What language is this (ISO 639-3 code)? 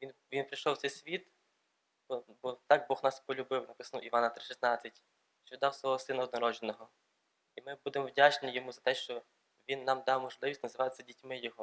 ukr